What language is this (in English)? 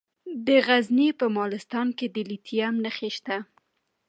Pashto